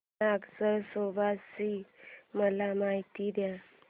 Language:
Marathi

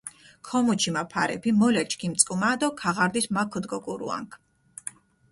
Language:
Mingrelian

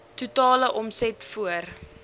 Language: Afrikaans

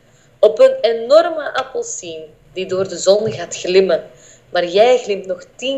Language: Dutch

